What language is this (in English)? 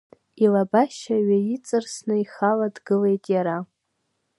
Abkhazian